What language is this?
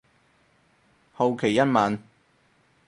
Cantonese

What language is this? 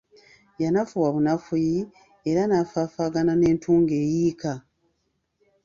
Ganda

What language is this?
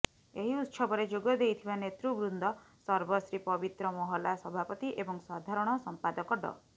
Odia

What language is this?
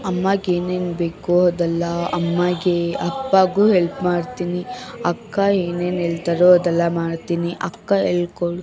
Kannada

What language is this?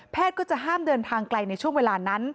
Thai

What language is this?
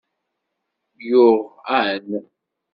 Kabyle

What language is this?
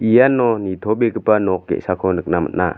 Garo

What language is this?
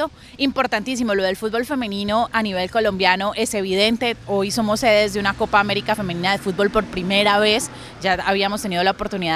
Spanish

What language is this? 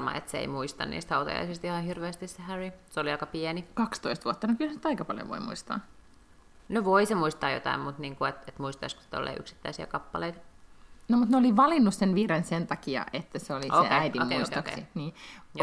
Finnish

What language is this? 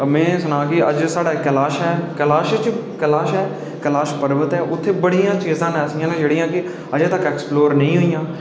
Dogri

